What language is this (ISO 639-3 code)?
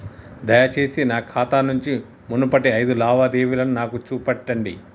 tel